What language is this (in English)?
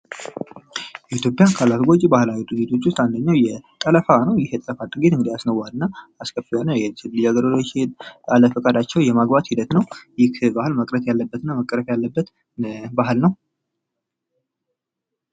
Amharic